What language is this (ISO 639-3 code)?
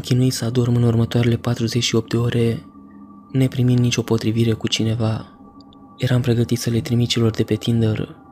ron